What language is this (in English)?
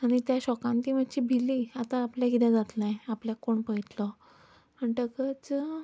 Konkani